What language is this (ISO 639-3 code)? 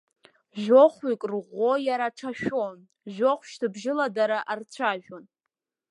abk